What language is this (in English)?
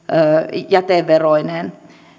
Finnish